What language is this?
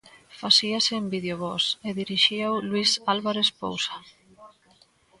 Galician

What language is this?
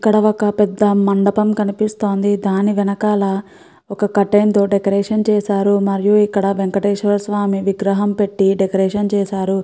Telugu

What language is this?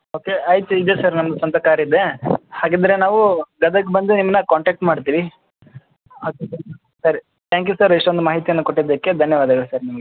Kannada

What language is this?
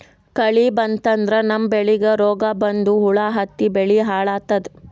Kannada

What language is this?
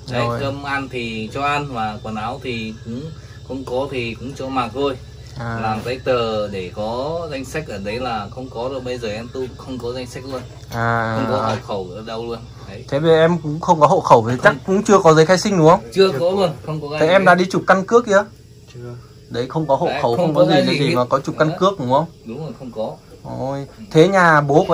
Vietnamese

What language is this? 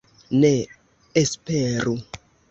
Esperanto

